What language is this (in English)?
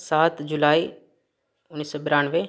Maithili